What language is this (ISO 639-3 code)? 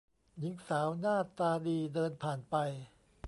tha